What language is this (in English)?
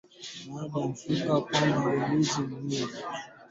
Swahili